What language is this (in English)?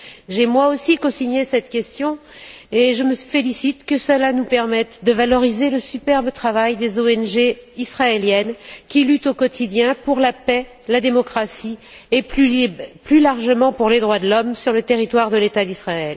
French